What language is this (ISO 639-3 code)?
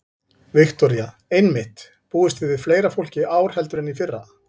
isl